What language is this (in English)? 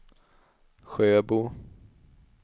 Swedish